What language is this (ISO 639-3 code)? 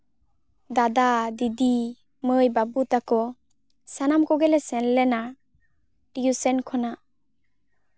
sat